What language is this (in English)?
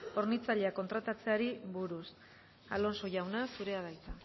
Basque